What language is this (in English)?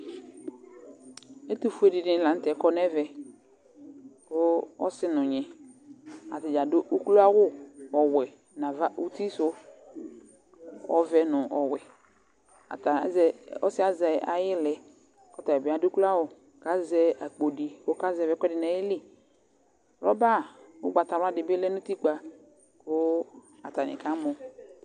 Ikposo